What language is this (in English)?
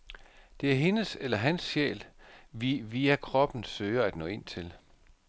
Danish